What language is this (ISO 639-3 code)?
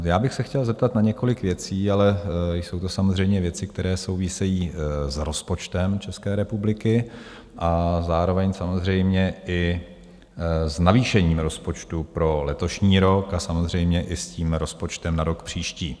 ces